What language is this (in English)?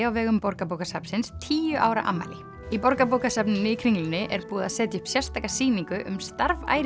Icelandic